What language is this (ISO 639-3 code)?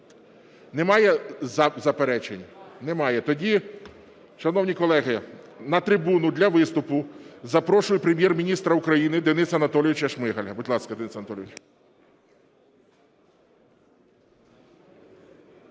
ukr